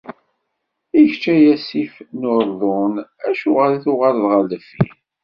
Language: Kabyle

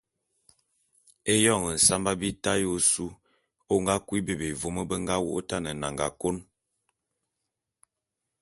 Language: Bulu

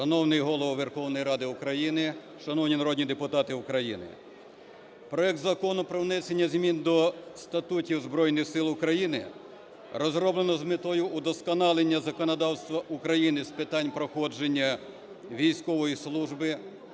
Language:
Ukrainian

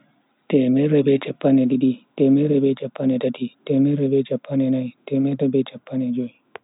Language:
Bagirmi Fulfulde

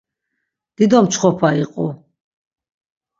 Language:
Laz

